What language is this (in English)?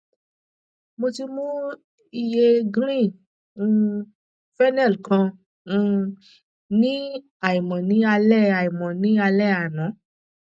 Yoruba